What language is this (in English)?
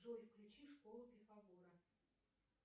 Russian